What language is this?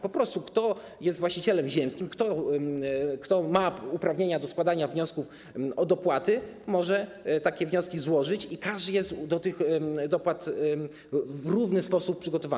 Polish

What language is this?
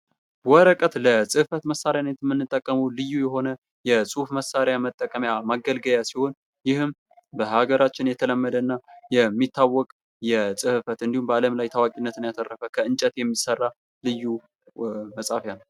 Amharic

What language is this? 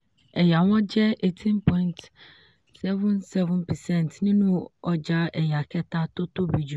Yoruba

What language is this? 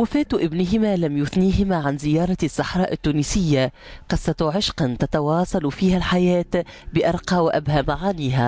Arabic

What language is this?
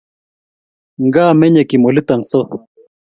Kalenjin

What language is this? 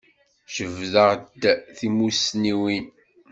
Kabyle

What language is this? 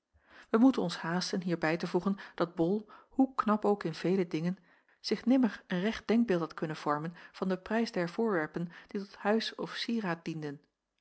Dutch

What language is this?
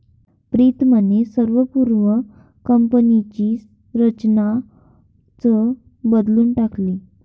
Marathi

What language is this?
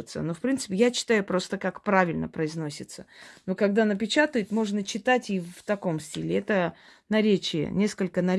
Russian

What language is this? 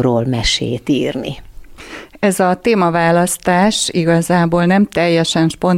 Hungarian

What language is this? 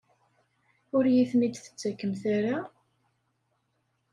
Kabyle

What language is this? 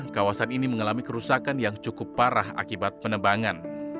Indonesian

